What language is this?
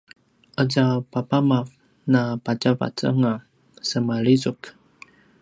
Paiwan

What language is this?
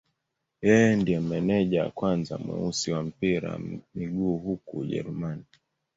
Swahili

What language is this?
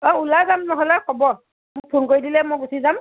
Assamese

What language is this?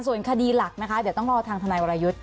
Thai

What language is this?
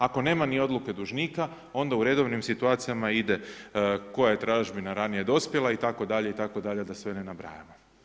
Croatian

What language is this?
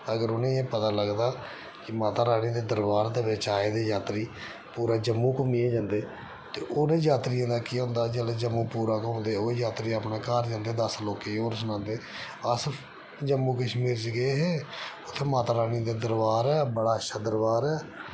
Dogri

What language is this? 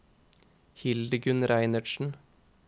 Norwegian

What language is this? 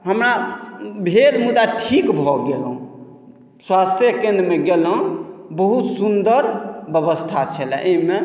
Maithili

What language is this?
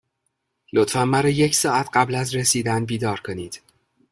Persian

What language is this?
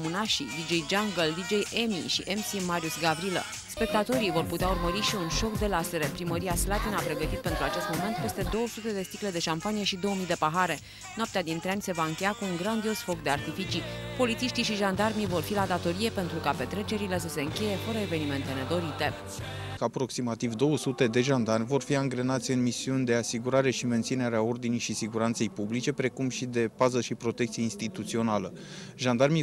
Romanian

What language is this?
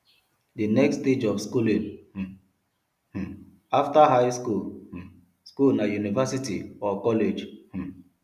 Nigerian Pidgin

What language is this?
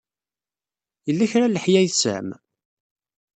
Kabyle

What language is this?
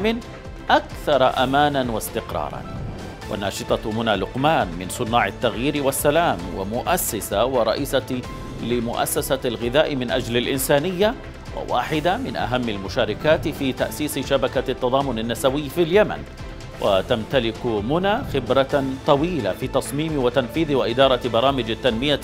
Arabic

